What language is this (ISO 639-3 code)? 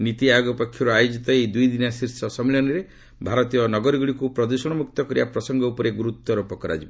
ori